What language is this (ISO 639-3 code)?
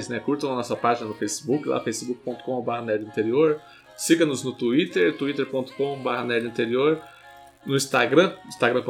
por